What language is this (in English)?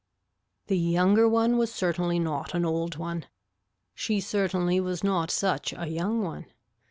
English